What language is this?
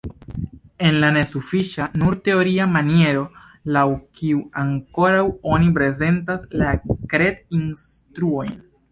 Esperanto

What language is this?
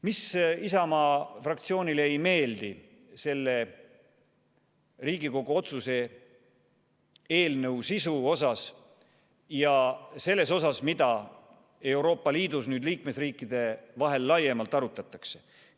Estonian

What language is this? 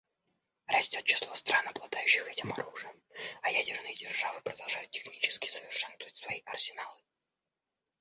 Russian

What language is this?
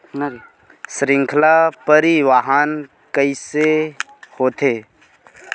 Chhattisgarhi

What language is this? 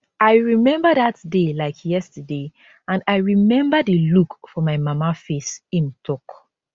Nigerian Pidgin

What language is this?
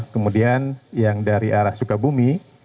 Indonesian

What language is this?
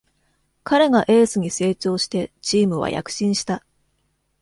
Japanese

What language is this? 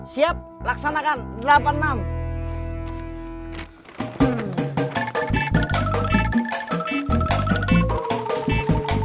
Indonesian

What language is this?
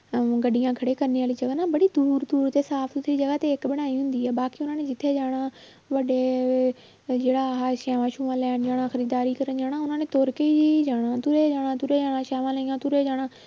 Punjabi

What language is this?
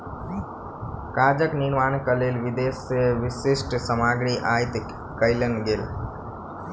Maithili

